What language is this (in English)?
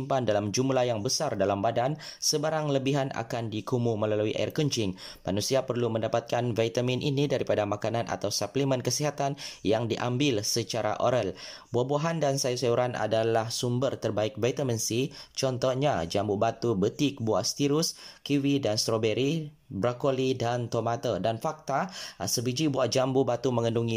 Malay